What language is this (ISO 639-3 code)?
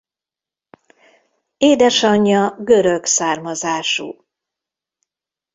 hun